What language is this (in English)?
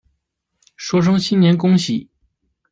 Chinese